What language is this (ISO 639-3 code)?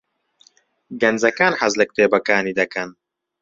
ckb